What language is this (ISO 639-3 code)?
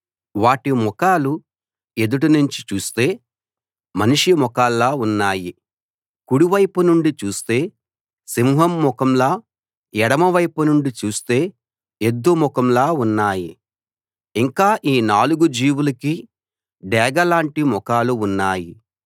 tel